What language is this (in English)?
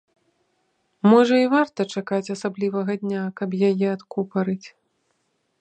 Belarusian